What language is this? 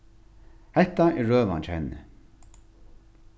Faroese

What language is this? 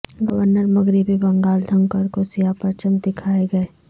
Urdu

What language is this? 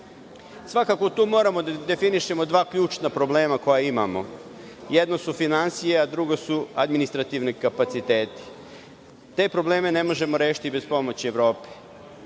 Serbian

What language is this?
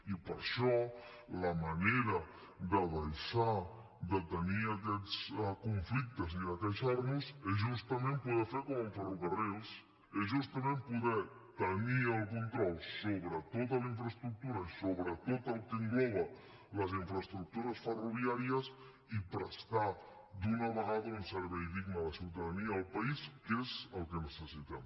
Catalan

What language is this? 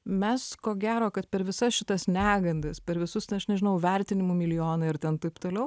Lithuanian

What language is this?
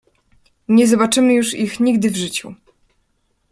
Polish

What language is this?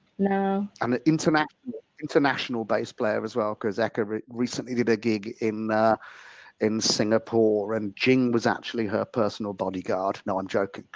English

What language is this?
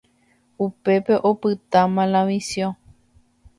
Guarani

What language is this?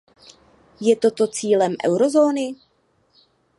Czech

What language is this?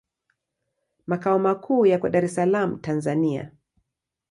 Swahili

